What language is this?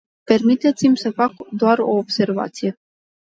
Romanian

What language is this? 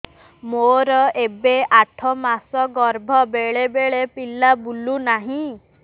Odia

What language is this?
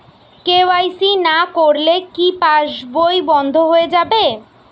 Bangla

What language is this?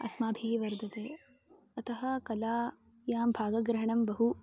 Sanskrit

